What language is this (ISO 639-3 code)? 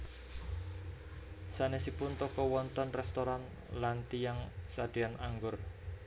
jav